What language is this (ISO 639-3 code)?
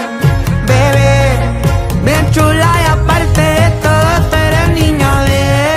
spa